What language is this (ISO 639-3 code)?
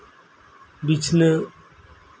sat